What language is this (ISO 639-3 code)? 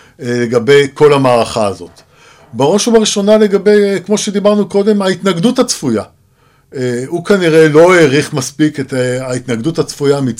heb